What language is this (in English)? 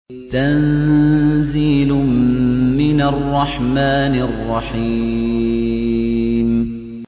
Arabic